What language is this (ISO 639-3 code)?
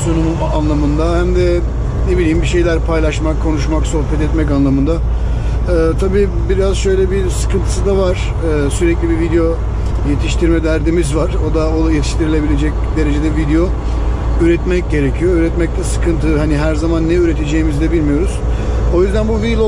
tur